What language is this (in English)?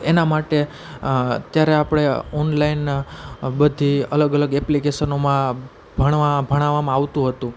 Gujarati